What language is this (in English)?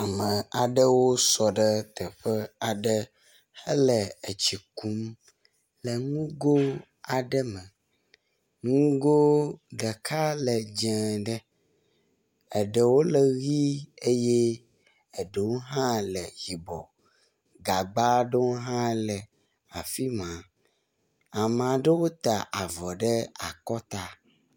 Ewe